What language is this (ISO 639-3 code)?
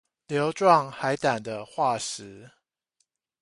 zho